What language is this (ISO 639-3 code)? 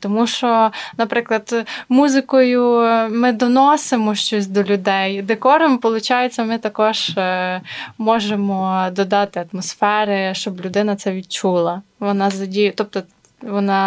ukr